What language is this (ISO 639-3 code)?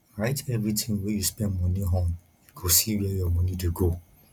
pcm